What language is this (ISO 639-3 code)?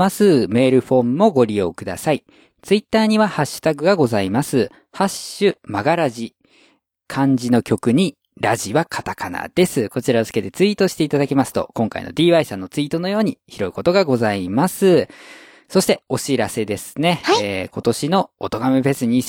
jpn